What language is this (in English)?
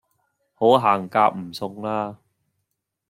Cantonese